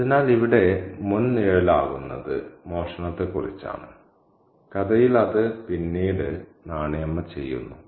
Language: Malayalam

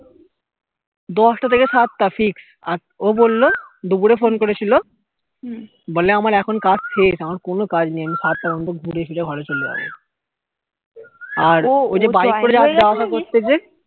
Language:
Bangla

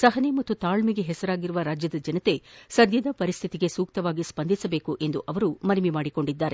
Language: Kannada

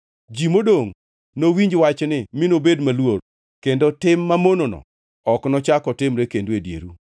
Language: Luo (Kenya and Tanzania)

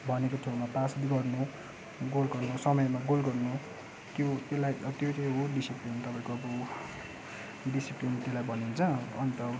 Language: Nepali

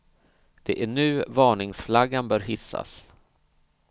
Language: Swedish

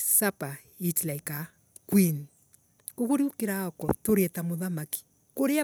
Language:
Embu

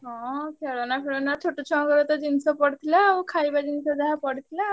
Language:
Odia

